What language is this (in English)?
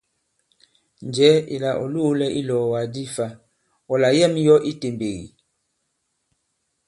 Bankon